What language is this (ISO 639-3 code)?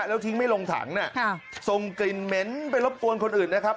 tha